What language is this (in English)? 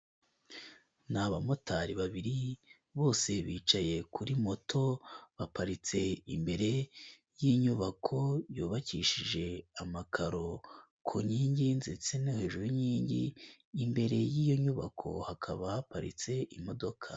Kinyarwanda